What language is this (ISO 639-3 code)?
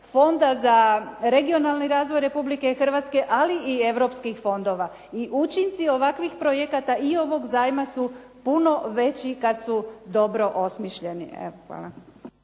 hrv